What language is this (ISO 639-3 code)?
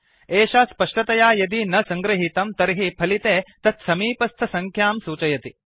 san